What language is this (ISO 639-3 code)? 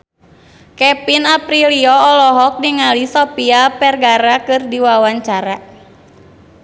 sun